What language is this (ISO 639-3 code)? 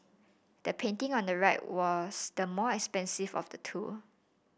eng